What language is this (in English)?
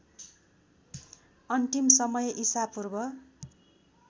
Nepali